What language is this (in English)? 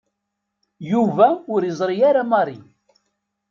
Kabyle